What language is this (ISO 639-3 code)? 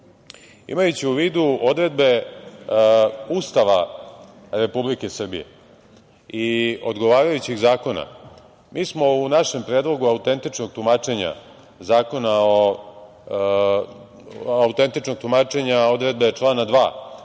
srp